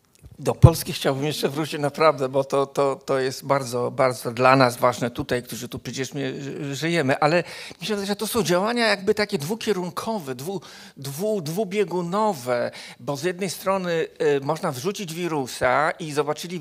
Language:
Polish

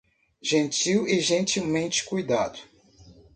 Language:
Portuguese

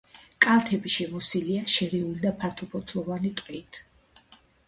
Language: Georgian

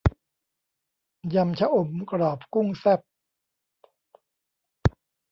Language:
Thai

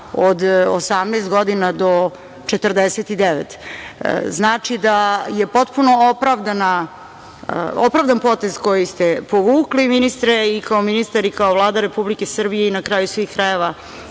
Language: Serbian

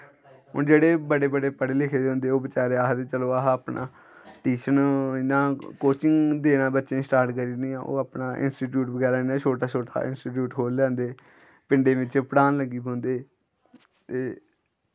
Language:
Dogri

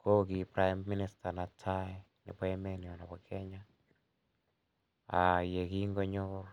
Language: Kalenjin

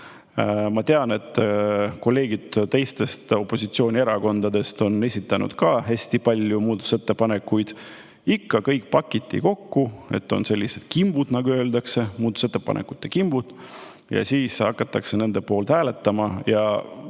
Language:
Estonian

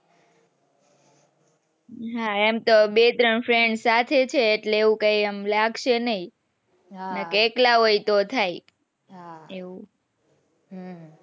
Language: Gujarati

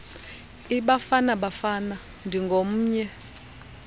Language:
Xhosa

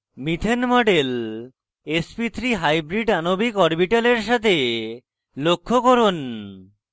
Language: Bangla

